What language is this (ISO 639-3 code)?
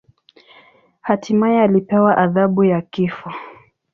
swa